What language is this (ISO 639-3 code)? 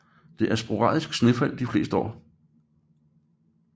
dan